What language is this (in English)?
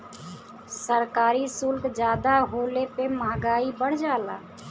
Bhojpuri